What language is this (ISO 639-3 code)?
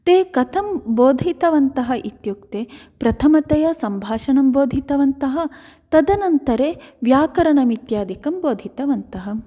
san